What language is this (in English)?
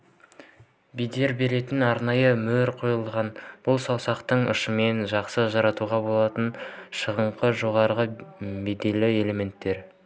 Kazakh